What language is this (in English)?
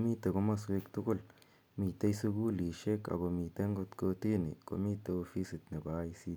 Kalenjin